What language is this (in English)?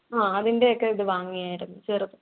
Malayalam